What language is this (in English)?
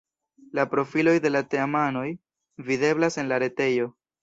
Esperanto